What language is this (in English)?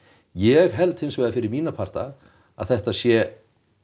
Icelandic